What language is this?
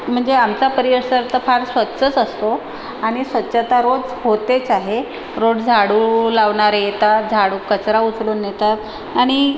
Marathi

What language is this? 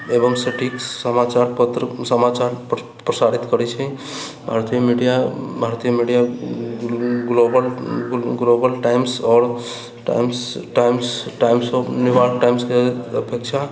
Maithili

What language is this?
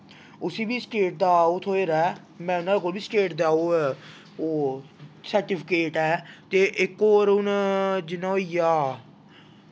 Dogri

